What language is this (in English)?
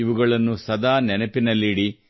Kannada